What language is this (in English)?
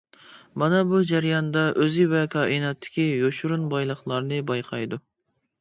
Uyghur